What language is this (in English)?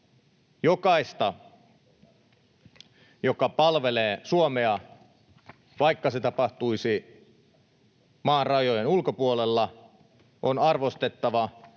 Finnish